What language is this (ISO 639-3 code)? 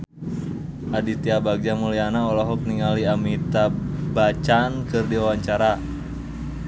sun